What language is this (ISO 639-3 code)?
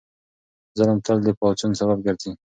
pus